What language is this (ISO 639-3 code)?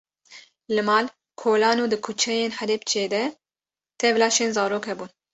kur